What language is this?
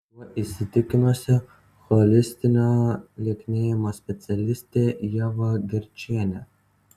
Lithuanian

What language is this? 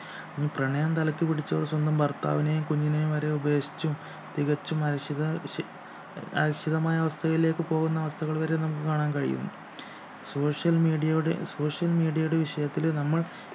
Malayalam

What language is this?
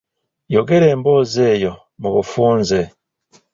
Ganda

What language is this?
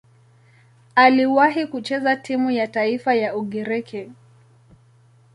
Swahili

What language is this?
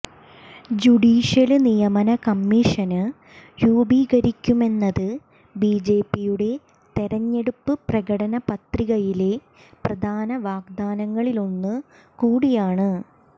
Malayalam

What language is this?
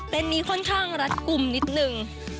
Thai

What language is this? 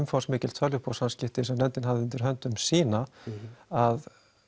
Icelandic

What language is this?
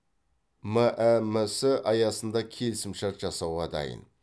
Kazakh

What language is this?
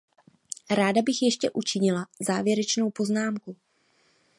Czech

